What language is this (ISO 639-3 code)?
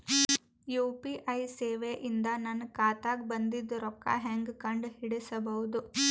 kan